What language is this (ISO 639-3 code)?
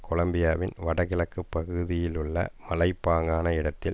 tam